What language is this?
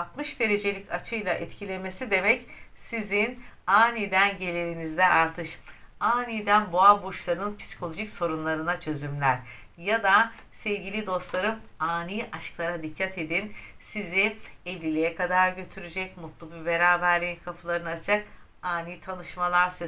Turkish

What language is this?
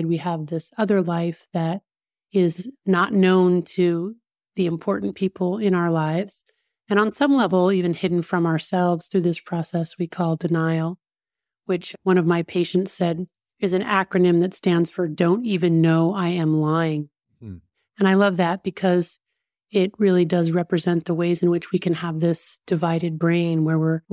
English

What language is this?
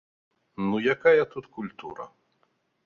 Belarusian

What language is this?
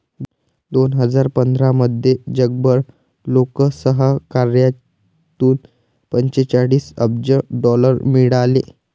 Marathi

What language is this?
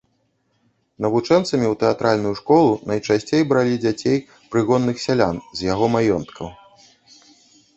Belarusian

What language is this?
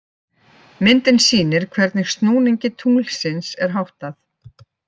Icelandic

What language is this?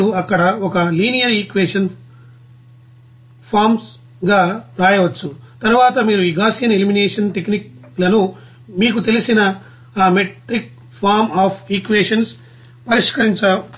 Telugu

